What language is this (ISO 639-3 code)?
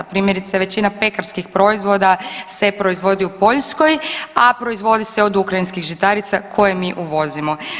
hrv